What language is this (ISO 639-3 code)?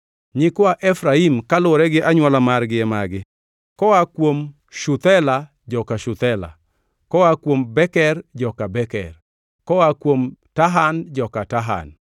luo